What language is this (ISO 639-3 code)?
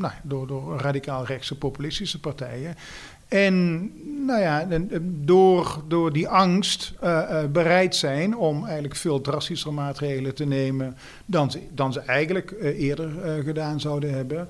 nld